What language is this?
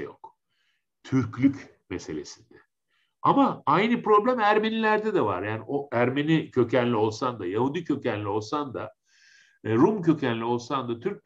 Turkish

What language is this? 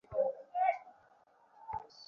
Bangla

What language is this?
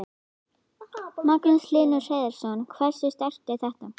Icelandic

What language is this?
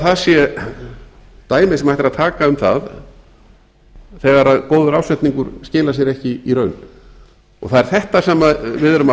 Icelandic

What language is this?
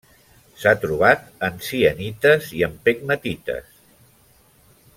Catalan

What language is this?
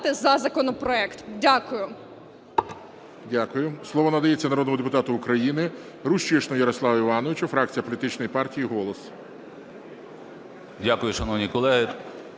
Ukrainian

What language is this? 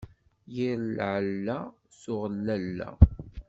Kabyle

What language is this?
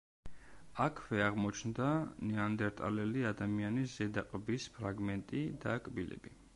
Georgian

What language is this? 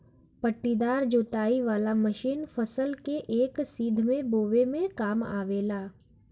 Bhojpuri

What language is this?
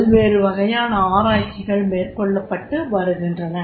Tamil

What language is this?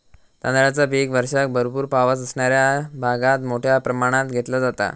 Marathi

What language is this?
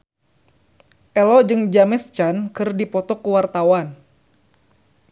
Sundanese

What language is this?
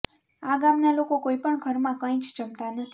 Gujarati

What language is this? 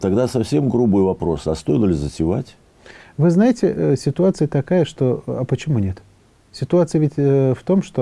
Russian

